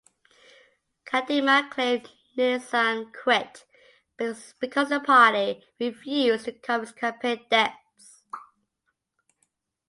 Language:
English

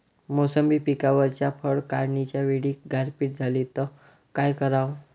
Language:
Marathi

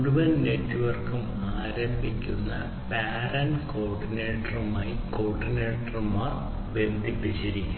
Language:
Malayalam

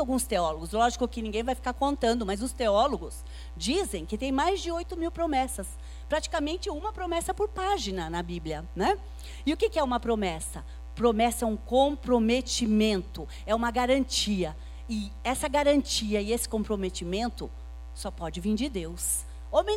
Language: Portuguese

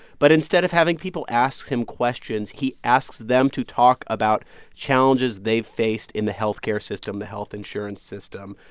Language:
English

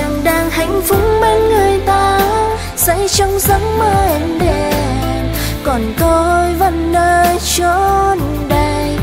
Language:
Vietnamese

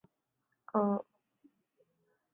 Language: Chinese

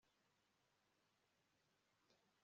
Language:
Kinyarwanda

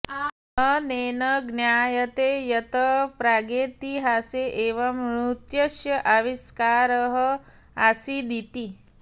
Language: Sanskrit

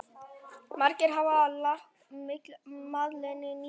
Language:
Icelandic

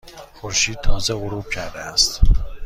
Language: Persian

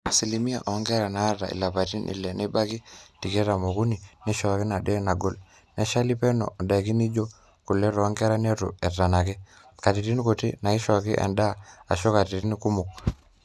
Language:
Masai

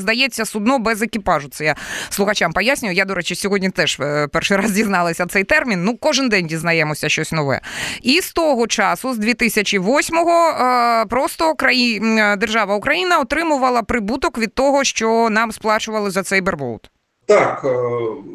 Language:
Ukrainian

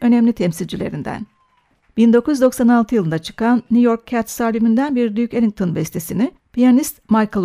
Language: Turkish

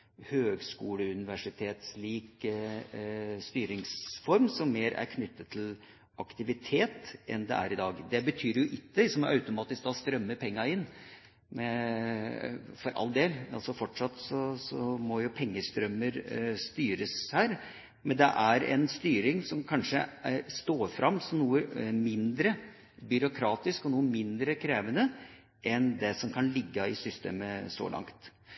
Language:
Norwegian Bokmål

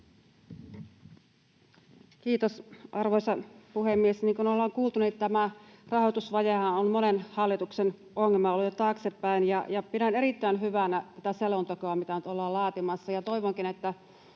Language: Finnish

